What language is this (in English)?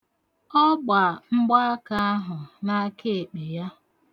Igbo